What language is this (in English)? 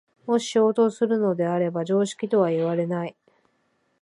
Japanese